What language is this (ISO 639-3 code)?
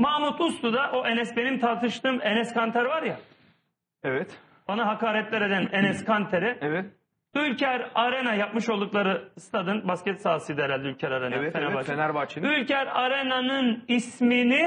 tur